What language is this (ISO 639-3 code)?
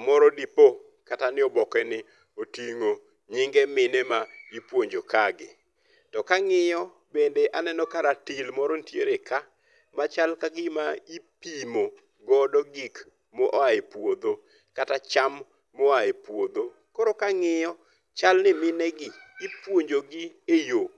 luo